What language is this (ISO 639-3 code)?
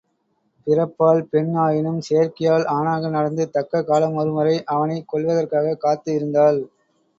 tam